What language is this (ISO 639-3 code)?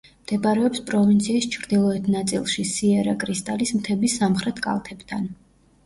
kat